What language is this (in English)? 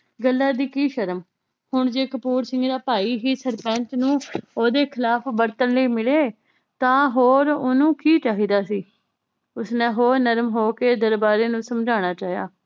Punjabi